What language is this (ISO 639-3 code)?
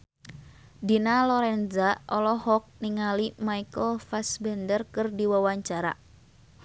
sun